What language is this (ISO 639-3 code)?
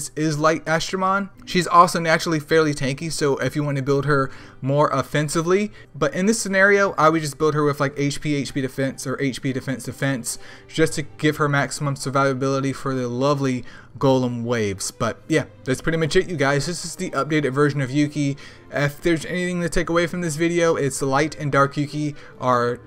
eng